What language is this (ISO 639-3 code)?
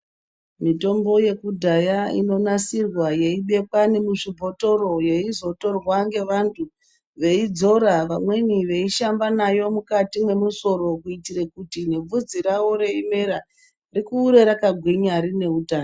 ndc